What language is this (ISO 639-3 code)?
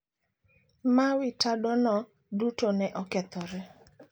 luo